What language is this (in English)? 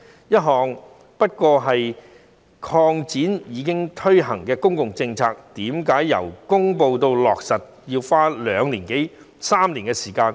Cantonese